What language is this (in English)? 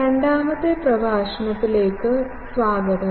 Malayalam